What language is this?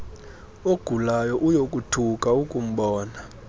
Xhosa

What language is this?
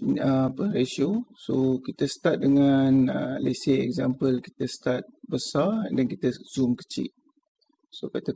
Malay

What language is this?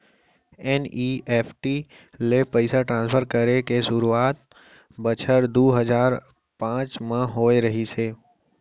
Chhattisgarhi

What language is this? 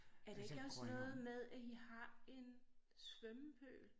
Danish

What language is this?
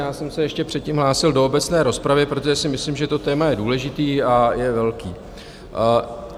Czech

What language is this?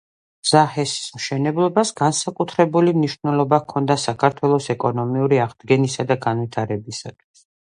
Georgian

